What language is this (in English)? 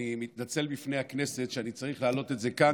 Hebrew